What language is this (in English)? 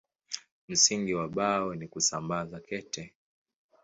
Swahili